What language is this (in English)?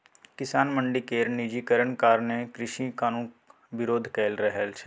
Maithili